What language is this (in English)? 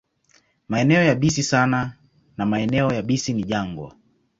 Swahili